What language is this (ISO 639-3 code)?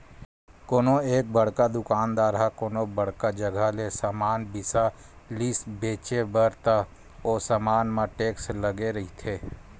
hne